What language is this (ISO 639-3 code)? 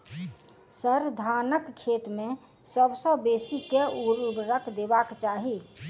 mai